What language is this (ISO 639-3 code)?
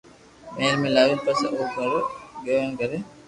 lrk